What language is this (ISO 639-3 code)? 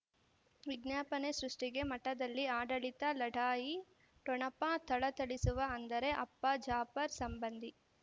kan